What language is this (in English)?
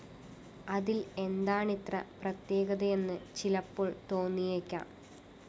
Malayalam